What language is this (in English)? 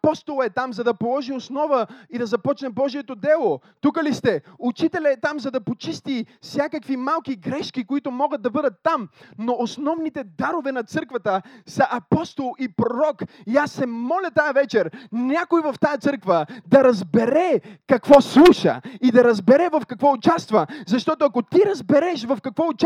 Bulgarian